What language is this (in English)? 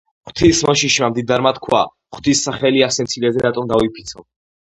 Georgian